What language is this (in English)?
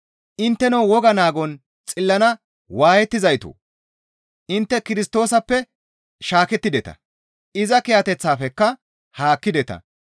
Gamo